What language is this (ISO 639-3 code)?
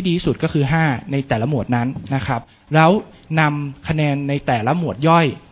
tha